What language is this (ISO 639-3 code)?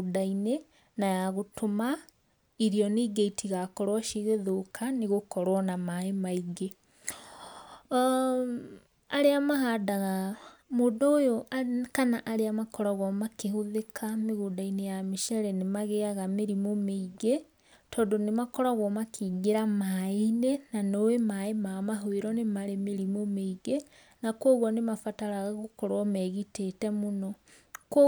kik